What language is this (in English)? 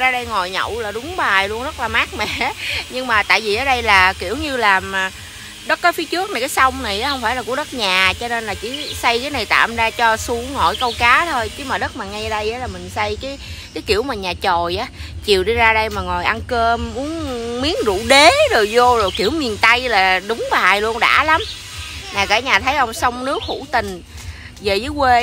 Vietnamese